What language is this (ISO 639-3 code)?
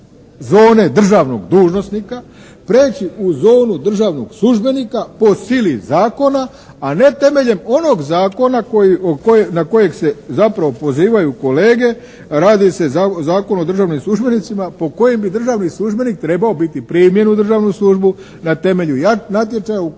hrv